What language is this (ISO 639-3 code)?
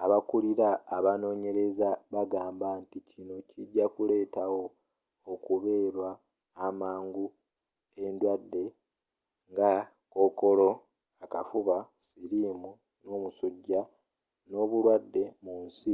lug